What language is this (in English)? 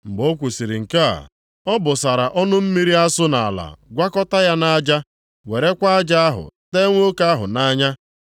Igbo